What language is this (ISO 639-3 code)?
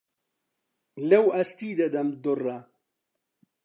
ckb